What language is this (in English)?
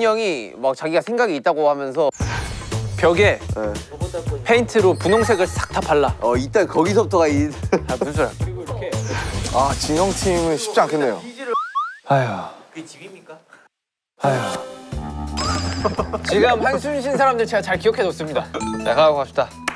Korean